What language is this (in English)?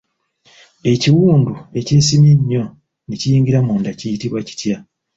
Ganda